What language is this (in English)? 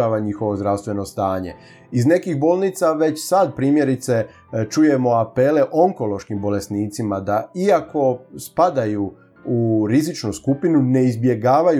Croatian